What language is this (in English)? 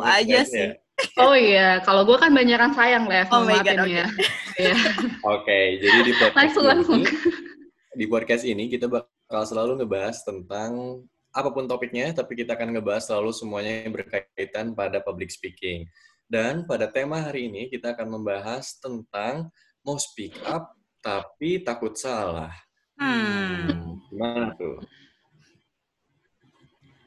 Indonesian